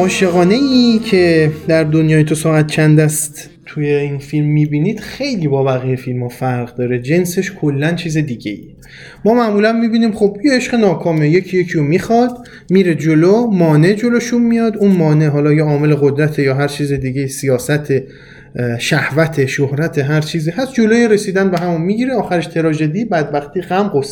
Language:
Persian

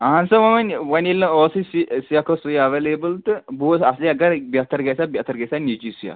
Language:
Kashmiri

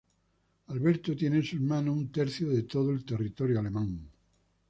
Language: Spanish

